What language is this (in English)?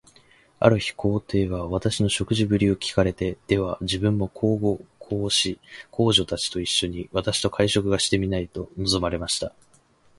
Japanese